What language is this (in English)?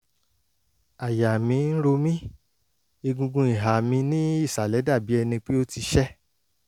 Yoruba